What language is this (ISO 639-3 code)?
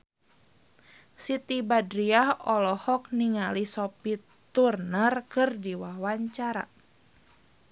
sun